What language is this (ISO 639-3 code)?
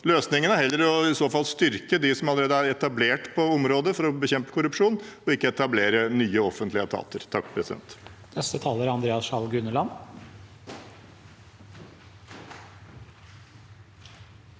nor